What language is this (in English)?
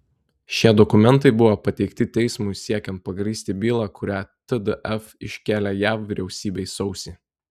Lithuanian